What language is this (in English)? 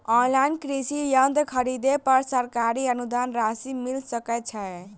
Maithili